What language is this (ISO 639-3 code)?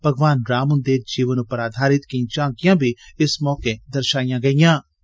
doi